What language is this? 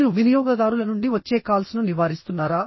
Telugu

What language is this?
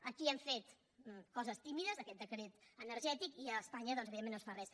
Catalan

